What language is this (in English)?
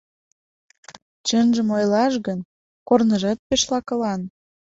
Mari